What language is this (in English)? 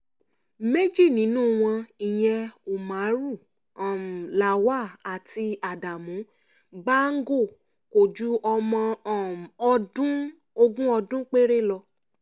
Yoruba